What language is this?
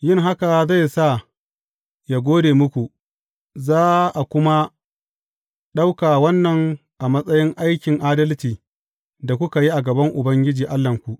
Hausa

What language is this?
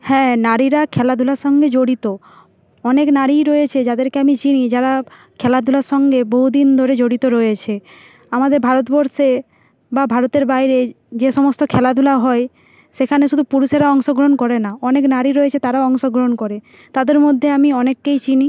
Bangla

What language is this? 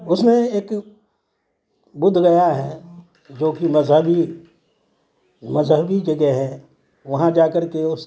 Urdu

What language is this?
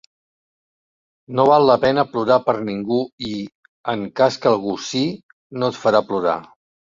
Catalan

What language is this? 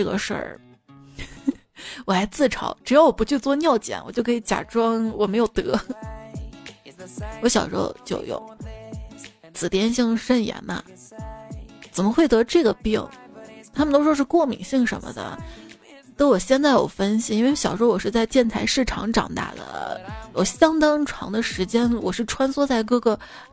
Chinese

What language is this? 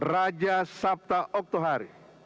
Indonesian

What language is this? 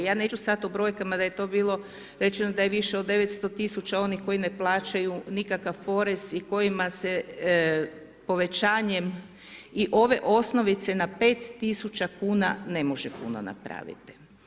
Croatian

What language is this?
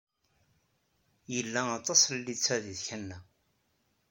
Kabyle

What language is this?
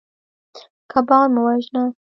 Pashto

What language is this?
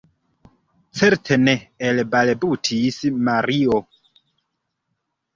Esperanto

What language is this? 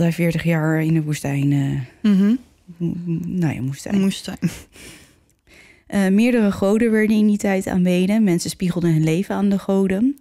Dutch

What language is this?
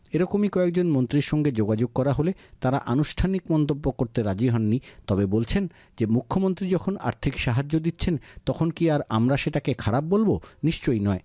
Bangla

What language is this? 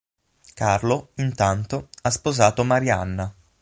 Italian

